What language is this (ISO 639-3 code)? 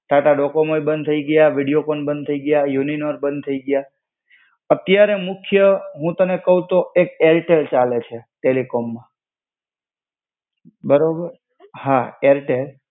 guj